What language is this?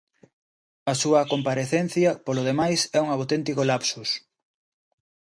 Galician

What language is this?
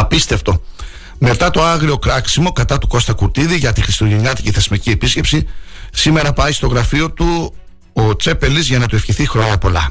Greek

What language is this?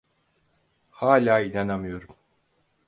Turkish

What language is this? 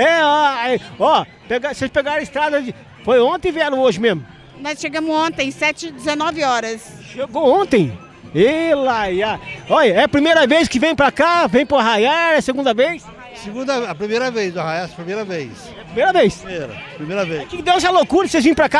Portuguese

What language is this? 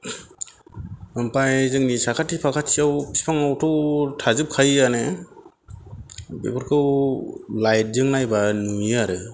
Bodo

